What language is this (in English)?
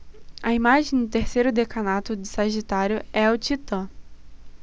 Portuguese